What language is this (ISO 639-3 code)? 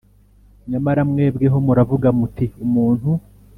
kin